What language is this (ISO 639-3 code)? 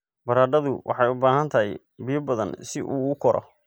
som